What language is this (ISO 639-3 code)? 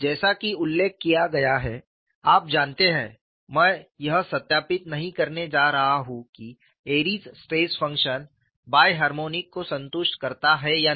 hin